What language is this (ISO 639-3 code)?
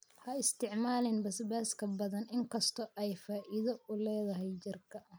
som